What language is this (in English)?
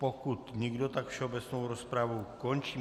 Czech